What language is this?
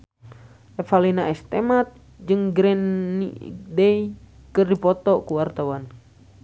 Sundanese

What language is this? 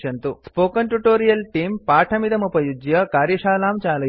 Sanskrit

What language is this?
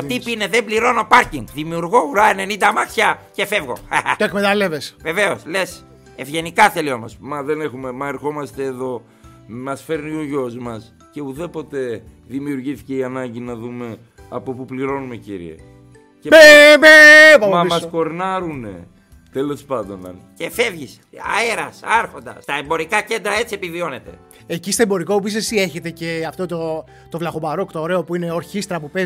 Greek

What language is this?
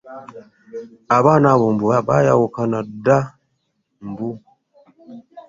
Ganda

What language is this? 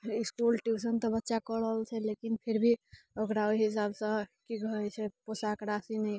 Maithili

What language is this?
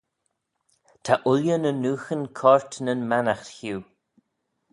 Manx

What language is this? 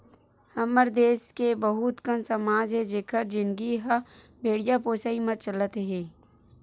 Chhattisgarhi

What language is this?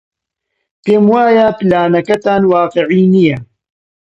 Central Kurdish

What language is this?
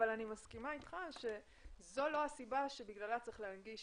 Hebrew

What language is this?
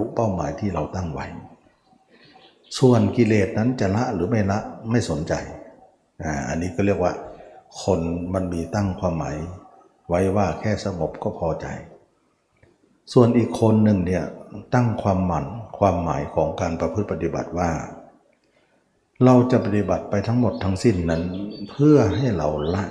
Thai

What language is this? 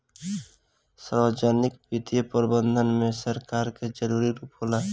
Bhojpuri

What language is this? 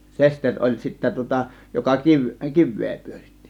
Finnish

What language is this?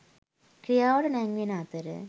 Sinhala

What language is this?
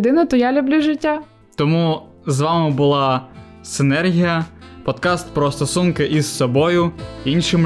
Ukrainian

